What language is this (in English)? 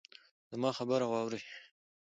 Pashto